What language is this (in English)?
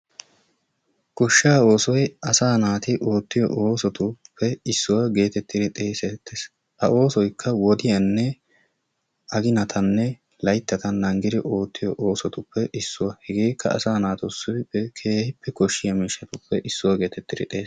Wolaytta